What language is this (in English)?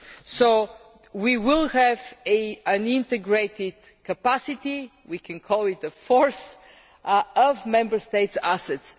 English